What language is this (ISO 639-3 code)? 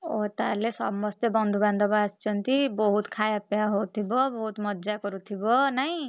ori